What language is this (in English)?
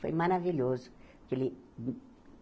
Portuguese